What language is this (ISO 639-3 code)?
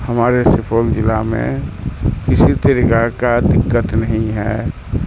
urd